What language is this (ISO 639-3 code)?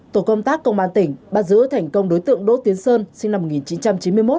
vie